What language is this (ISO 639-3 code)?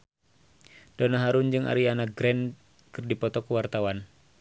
sun